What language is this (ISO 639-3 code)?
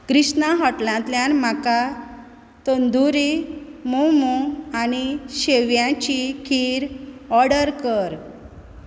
kok